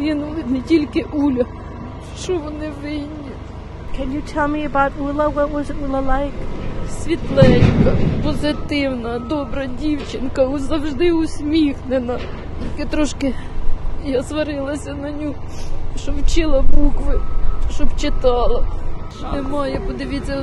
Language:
Russian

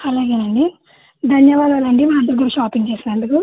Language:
Telugu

